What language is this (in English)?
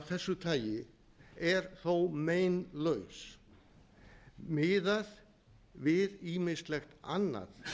Icelandic